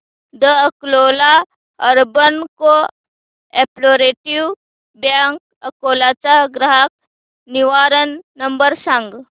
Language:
Marathi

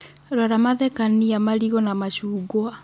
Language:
Kikuyu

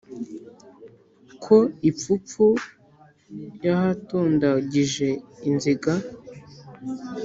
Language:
Kinyarwanda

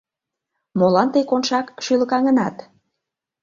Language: Mari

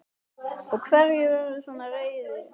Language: Icelandic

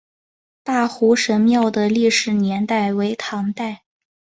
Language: Chinese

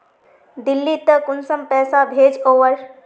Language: Magahi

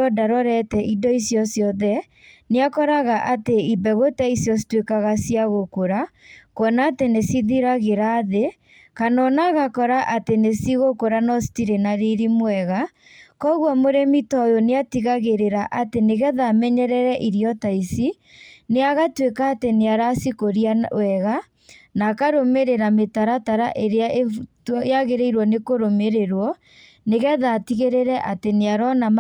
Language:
Kikuyu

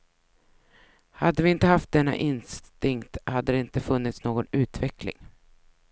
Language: Swedish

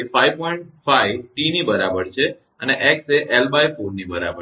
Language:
Gujarati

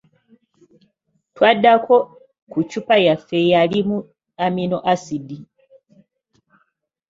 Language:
Ganda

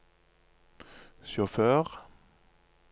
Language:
Norwegian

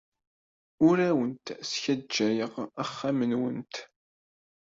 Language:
Kabyle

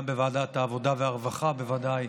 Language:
Hebrew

